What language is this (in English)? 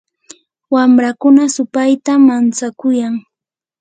Yanahuanca Pasco Quechua